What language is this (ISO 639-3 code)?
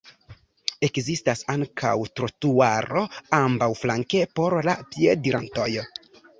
epo